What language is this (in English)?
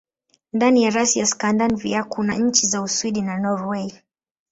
Swahili